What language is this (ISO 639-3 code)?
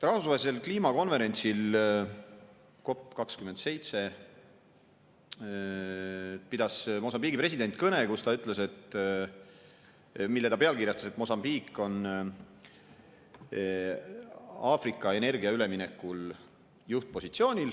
est